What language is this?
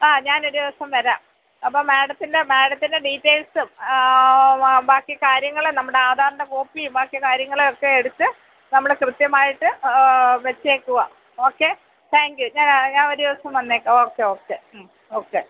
Malayalam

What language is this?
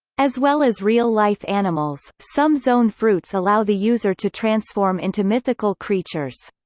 English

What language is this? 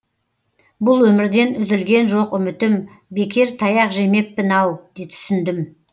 Kazakh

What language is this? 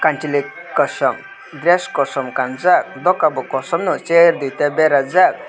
Kok Borok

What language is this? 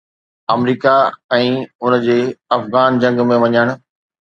Sindhi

